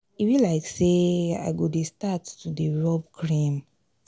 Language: Nigerian Pidgin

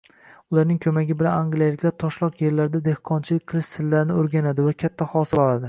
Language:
Uzbek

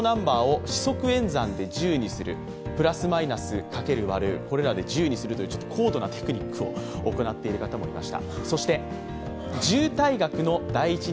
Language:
Japanese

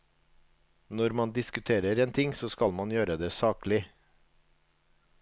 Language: Norwegian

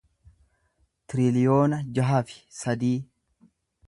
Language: Oromo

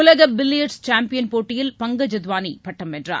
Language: Tamil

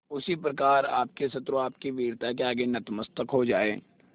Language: Hindi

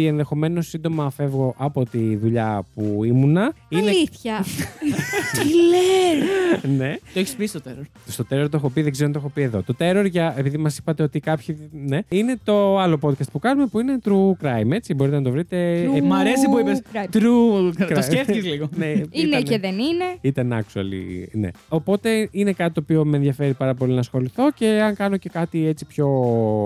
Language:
Greek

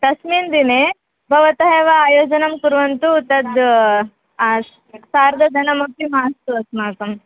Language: Sanskrit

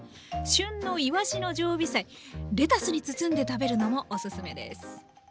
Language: Japanese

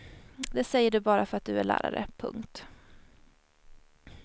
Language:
Swedish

